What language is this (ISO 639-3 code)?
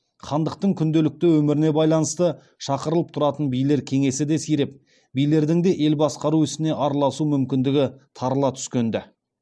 kaz